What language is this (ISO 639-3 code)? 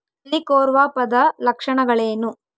kan